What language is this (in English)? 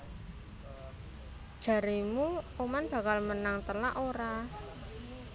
Javanese